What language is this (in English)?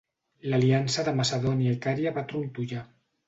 Catalan